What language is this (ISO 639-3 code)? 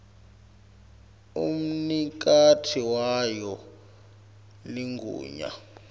ssw